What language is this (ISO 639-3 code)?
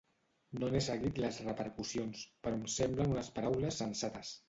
cat